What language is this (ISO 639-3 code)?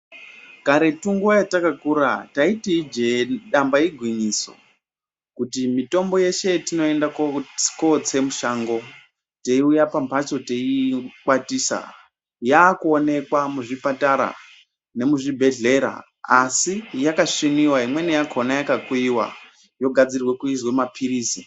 ndc